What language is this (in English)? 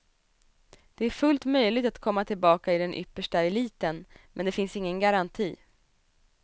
Swedish